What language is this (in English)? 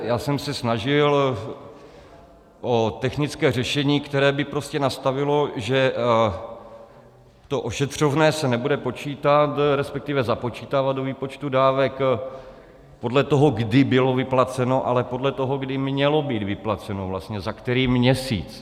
Czech